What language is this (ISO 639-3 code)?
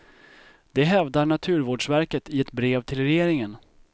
swe